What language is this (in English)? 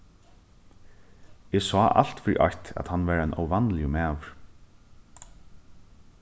Faroese